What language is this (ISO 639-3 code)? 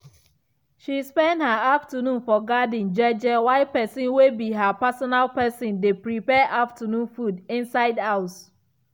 pcm